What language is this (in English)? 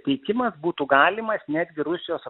Lithuanian